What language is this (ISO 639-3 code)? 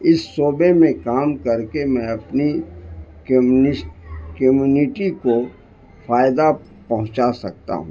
urd